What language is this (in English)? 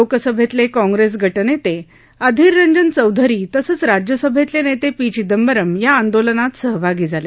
Marathi